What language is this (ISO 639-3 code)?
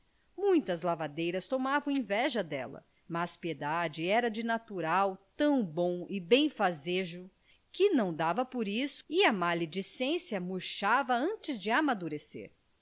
por